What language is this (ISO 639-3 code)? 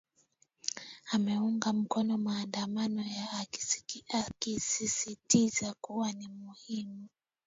swa